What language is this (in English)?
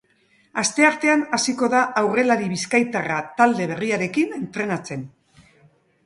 Basque